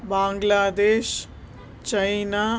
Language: Sanskrit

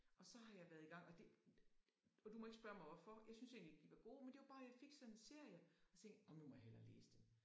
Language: Danish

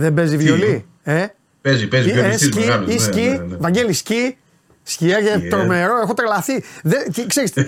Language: Greek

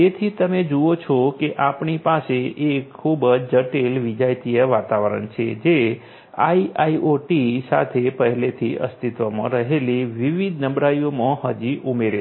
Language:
Gujarati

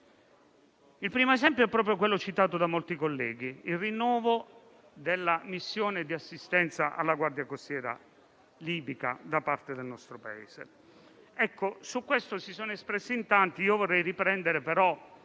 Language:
Italian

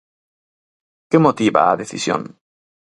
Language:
Galician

